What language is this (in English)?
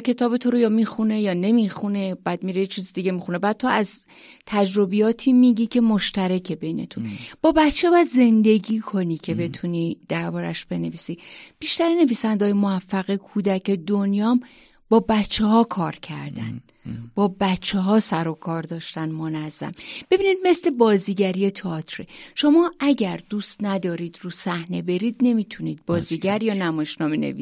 Persian